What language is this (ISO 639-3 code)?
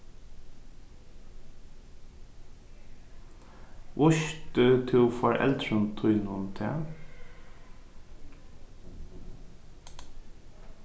fao